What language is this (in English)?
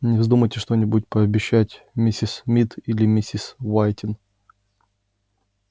Russian